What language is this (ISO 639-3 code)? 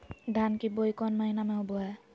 mag